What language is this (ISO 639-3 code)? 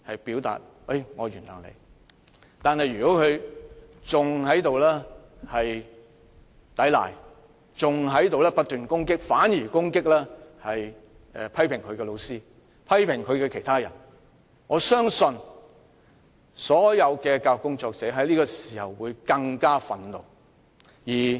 yue